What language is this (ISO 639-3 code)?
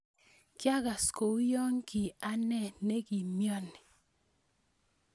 kln